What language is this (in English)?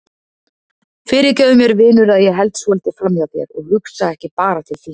Icelandic